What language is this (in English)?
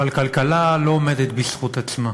Hebrew